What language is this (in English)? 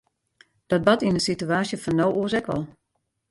Western Frisian